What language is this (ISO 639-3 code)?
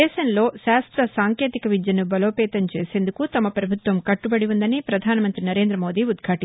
tel